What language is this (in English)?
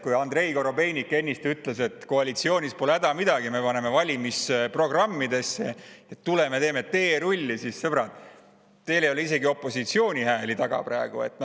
Estonian